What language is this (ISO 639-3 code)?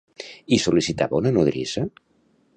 cat